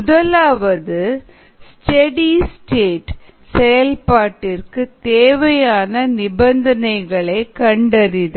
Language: Tamil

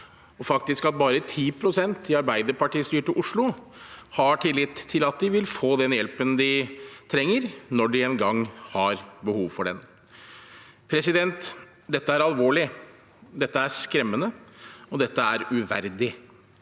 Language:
Norwegian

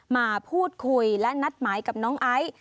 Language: Thai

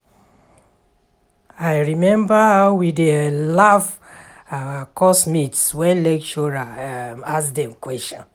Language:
Nigerian Pidgin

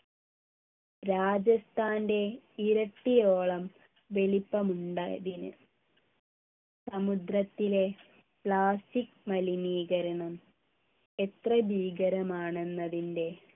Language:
Malayalam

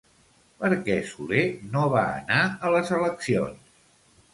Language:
Catalan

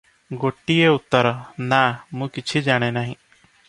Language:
Odia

